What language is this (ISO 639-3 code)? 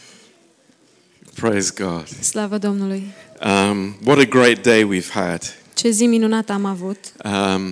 ron